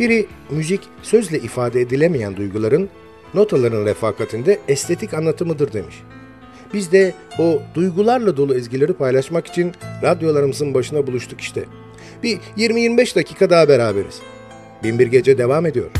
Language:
Turkish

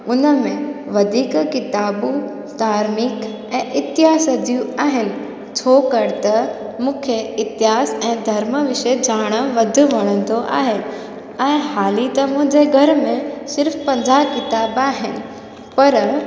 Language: Sindhi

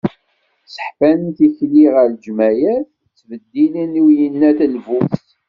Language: Kabyle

